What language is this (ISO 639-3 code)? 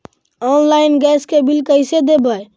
mag